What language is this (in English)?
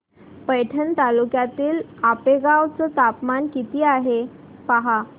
Marathi